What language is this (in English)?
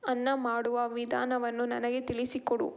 Kannada